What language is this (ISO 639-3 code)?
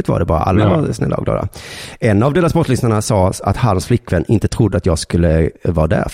swe